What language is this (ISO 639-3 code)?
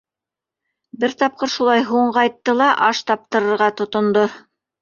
bak